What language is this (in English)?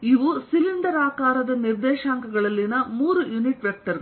Kannada